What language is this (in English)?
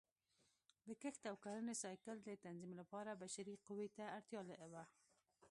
Pashto